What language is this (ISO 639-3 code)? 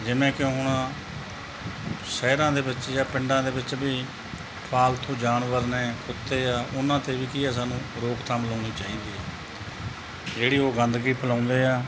pan